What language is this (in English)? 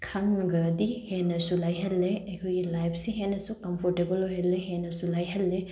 Manipuri